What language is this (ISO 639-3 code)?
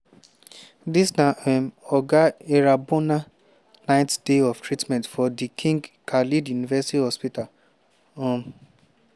pcm